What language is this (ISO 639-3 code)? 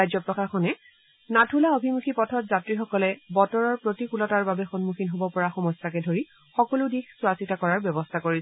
asm